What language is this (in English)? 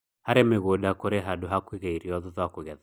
Kikuyu